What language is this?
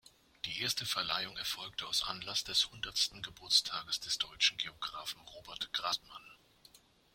German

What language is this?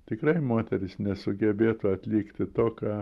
Lithuanian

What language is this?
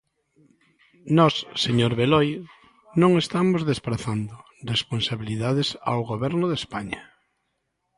Galician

